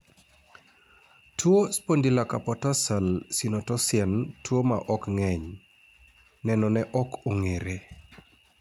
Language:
Luo (Kenya and Tanzania)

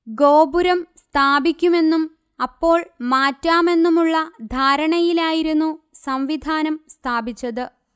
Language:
Malayalam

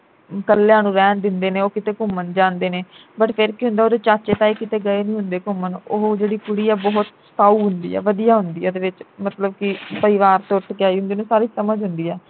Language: Punjabi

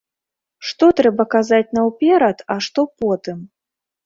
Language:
Belarusian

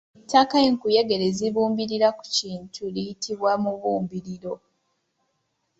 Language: Ganda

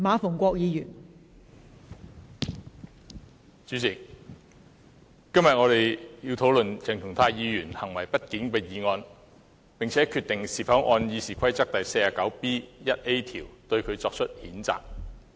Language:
Cantonese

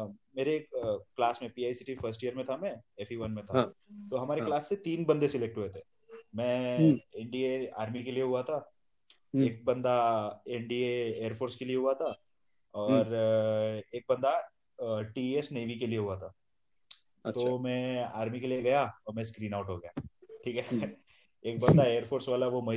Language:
Hindi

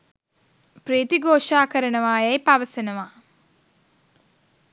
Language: Sinhala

